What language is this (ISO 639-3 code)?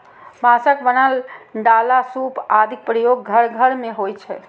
mai